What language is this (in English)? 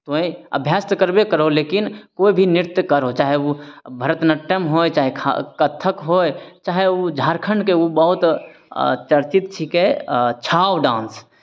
Maithili